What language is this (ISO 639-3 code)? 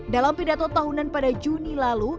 ind